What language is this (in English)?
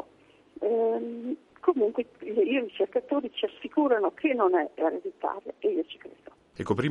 Italian